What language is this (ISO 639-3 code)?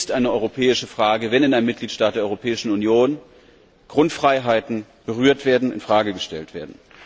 deu